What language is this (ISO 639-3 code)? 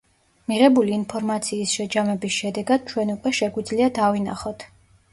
kat